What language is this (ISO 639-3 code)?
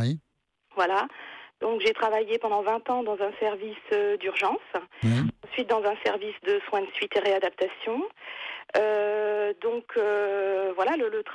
fra